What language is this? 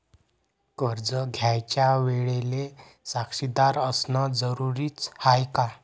Marathi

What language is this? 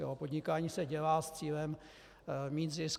Czech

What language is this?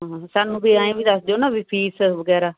Punjabi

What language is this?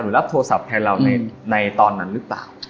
Thai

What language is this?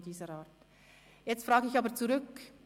Swiss German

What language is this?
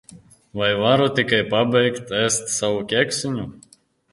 Latvian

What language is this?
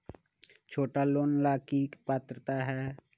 Magahi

